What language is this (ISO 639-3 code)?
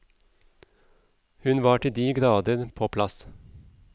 nor